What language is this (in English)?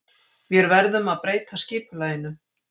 Icelandic